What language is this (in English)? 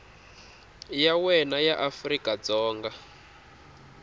Tsonga